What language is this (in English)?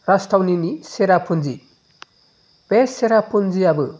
Bodo